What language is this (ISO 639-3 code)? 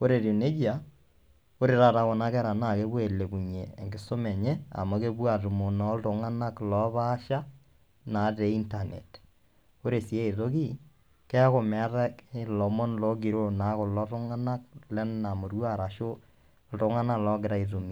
mas